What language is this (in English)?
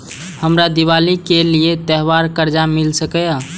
Maithili